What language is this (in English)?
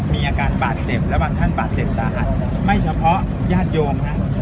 Thai